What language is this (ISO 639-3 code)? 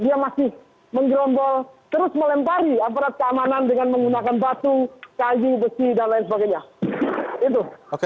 ind